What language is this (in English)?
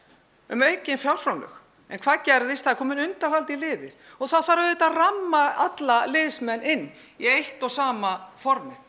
Icelandic